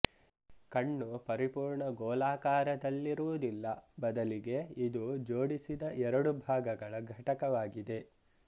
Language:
Kannada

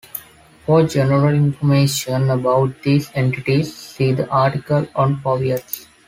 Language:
English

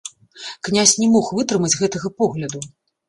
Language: Belarusian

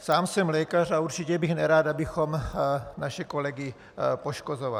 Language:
Czech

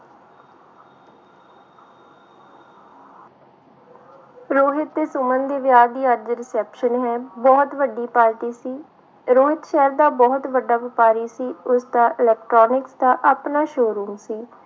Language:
Punjabi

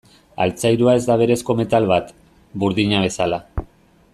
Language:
Basque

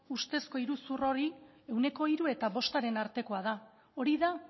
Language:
Basque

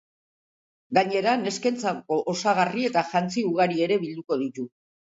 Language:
Basque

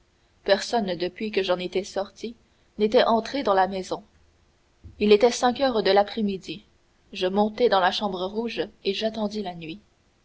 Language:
French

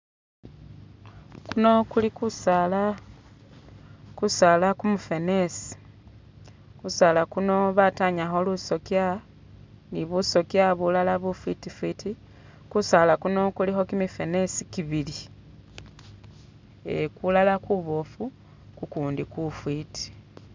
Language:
Masaaba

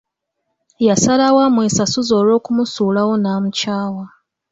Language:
Ganda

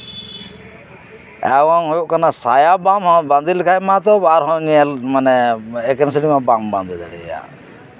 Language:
Santali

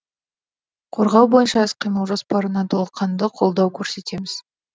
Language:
Kazakh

